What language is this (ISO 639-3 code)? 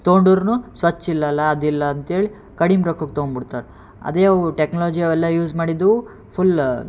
kan